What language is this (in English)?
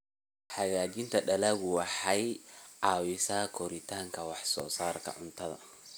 Somali